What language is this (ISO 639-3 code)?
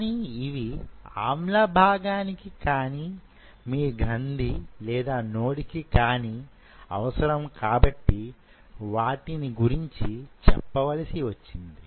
tel